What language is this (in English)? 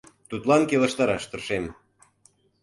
Mari